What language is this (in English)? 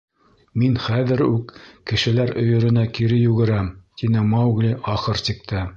Bashkir